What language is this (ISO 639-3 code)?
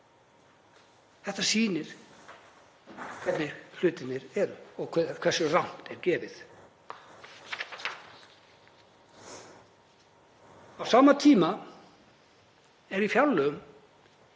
isl